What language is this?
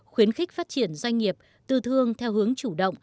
Vietnamese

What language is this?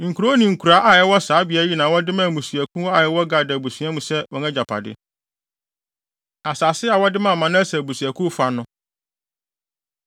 Akan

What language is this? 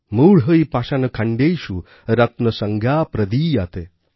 Bangla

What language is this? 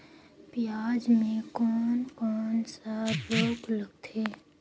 Chhattisgarhi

